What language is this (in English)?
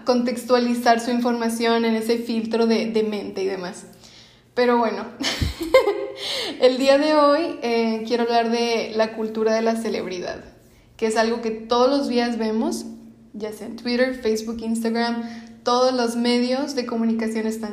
Spanish